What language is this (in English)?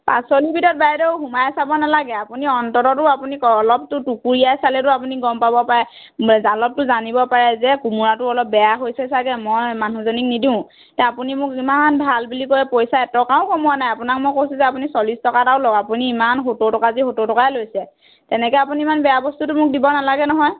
Assamese